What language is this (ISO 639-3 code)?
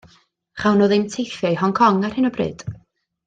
cym